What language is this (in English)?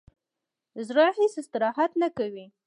Pashto